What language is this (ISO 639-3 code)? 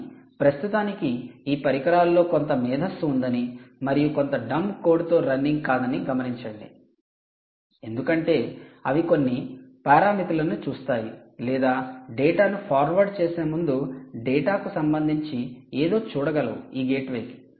tel